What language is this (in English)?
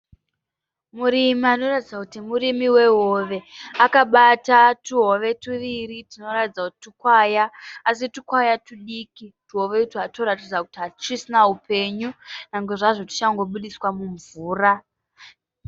Shona